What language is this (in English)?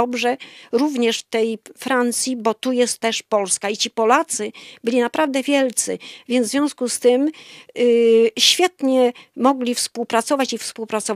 Polish